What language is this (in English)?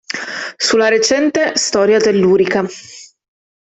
Italian